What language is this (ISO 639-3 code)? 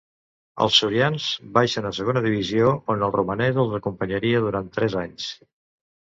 cat